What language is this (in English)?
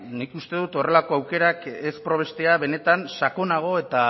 Basque